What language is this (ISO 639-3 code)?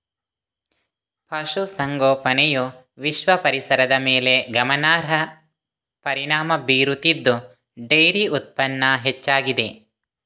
kan